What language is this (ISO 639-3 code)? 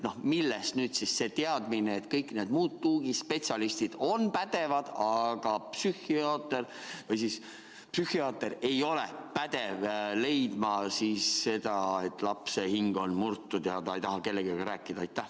est